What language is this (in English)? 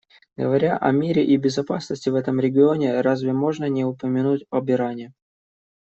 Russian